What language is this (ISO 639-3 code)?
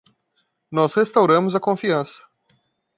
por